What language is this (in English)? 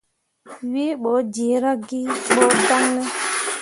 Mundang